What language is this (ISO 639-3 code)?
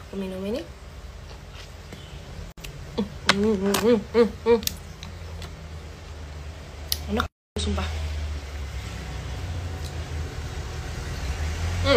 ind